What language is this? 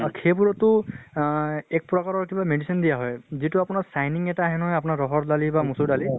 Assamese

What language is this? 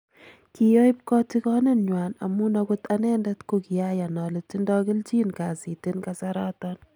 Kalenjin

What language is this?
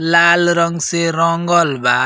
Bhojpuri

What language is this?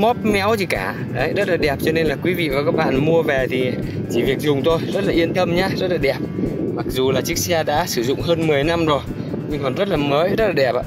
Vietnamese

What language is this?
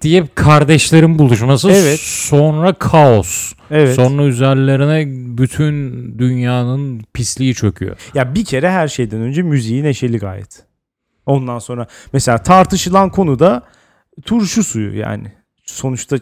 Turkish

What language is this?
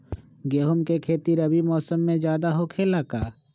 Magahi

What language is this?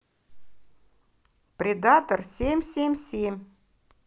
Russian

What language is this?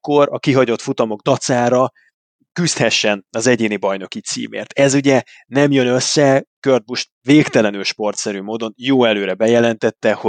Hungarian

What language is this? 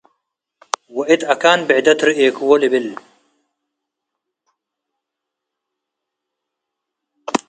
Tigre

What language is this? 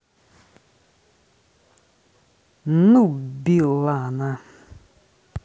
Russian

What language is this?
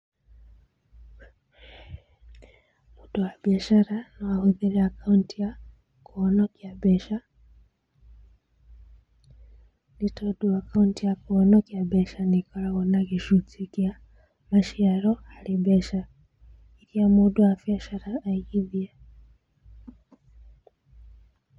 Kikuyu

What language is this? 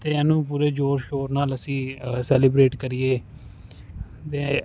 Punjabi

